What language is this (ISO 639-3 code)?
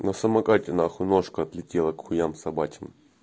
rus